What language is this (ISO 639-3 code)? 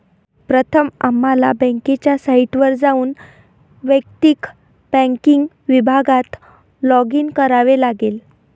mar